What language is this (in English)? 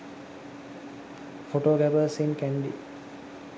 Sinhala